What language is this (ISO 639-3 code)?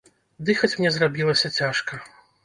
bel